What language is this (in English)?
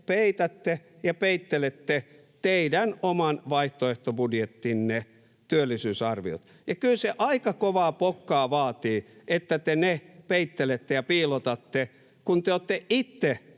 Finnish